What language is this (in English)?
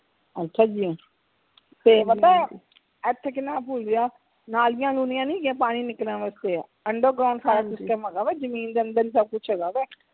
Punjabi